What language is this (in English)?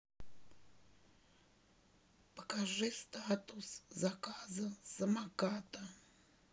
Russian